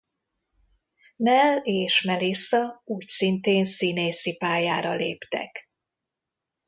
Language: Hungarian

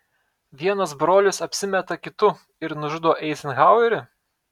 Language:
Lithuanian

